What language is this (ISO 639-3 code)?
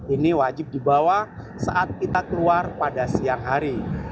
ind